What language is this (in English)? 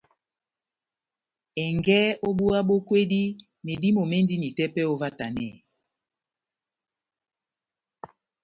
Batanga